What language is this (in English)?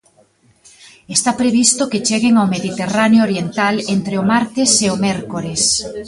Galician